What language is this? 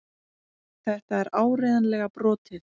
Icelandic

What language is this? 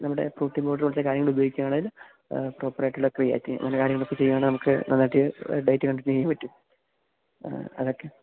Malayalam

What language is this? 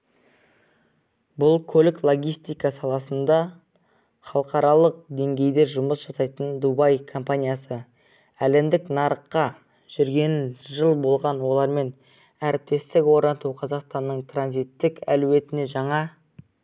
Kazakh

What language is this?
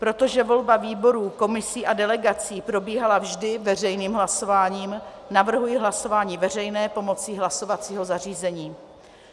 Czech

